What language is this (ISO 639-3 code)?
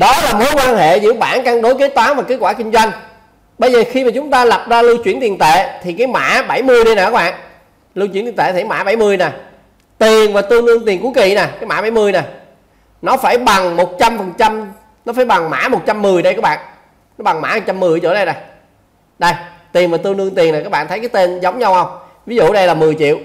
vie